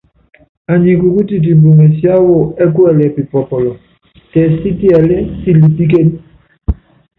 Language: Yangben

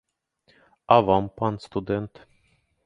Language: Belarusian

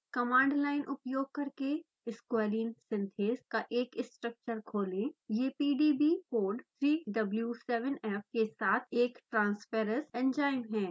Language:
Hindi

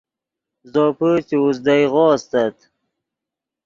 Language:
Yidgha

